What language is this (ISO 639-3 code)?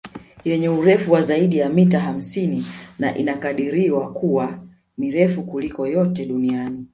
swa